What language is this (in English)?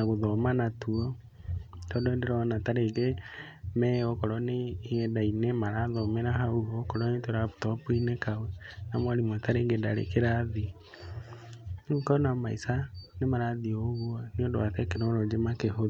Kikuyu